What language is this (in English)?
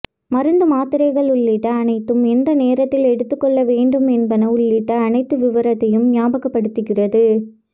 Tamil